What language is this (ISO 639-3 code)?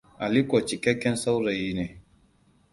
hau